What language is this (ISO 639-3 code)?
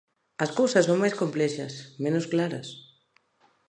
glg